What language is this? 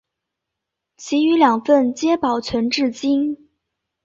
Chinese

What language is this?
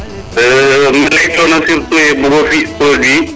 Serer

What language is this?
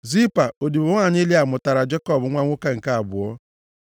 Igbo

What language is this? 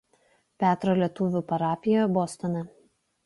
Lithuanian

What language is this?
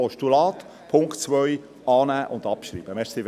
Swiss German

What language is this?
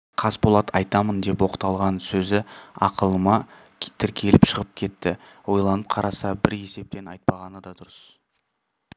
Kazakh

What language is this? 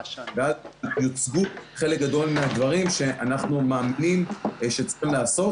Hebrew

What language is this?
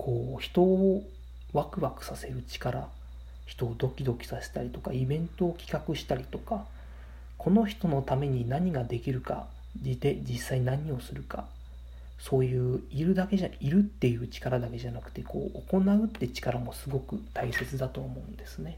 Japanese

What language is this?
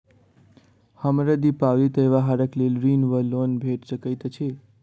Maithili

